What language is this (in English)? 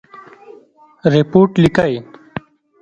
Pashto